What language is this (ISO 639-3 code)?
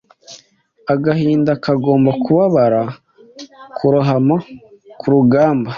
kin